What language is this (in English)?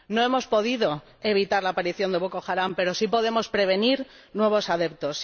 Spanish